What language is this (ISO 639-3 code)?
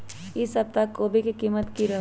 mag